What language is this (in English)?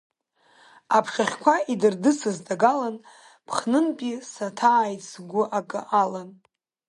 Abkhazian